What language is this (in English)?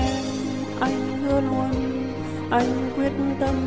Vietnamese